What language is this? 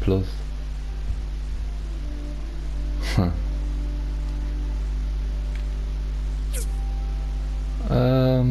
German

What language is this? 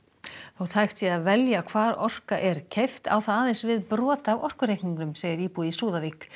Icelandic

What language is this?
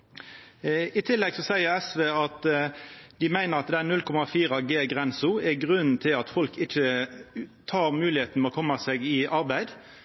Norwegian Nynorsk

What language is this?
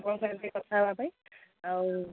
Odia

